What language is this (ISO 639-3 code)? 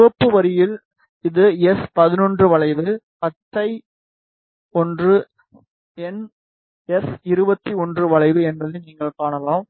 tam